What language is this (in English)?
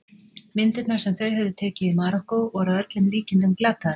Icelandic